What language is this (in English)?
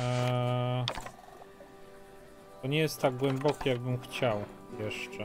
Polish